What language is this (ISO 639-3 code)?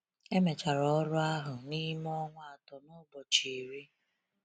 ibo